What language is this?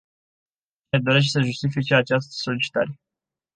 Romanian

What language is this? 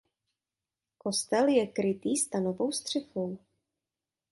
Czech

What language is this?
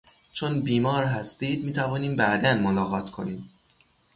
Persian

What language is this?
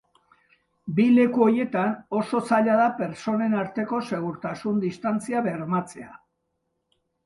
Basque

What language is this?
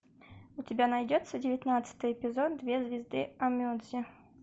Russian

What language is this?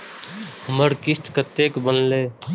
Maithili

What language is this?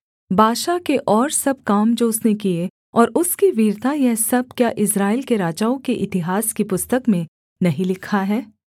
Hindi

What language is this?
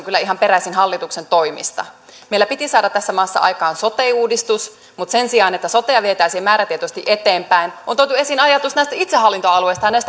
Finnish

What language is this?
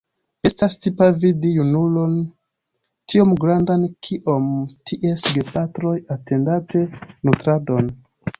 Esperanto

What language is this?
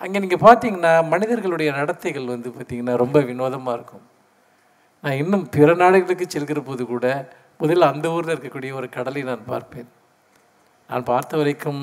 Tamil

